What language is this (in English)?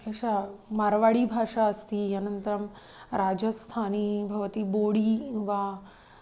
Sanskrit